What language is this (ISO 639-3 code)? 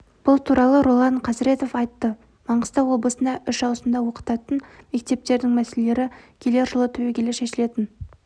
kaz